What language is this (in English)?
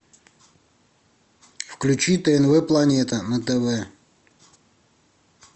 Russian